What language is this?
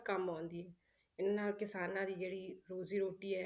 Punjabi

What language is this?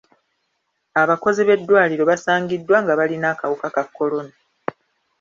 Ganda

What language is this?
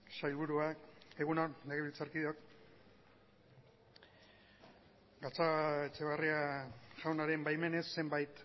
Basque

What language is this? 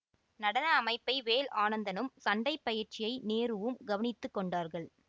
Tamil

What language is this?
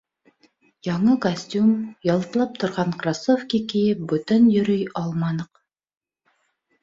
Bashkir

